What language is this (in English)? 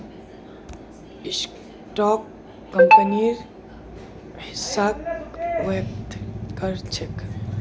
Magahi